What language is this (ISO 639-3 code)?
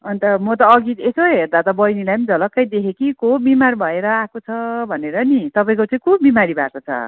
nep